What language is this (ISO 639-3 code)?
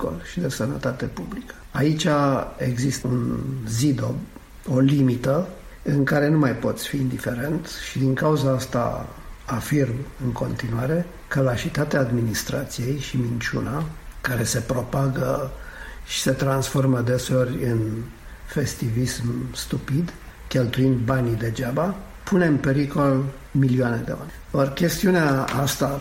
ron